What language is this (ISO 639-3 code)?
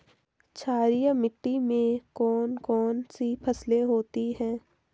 hin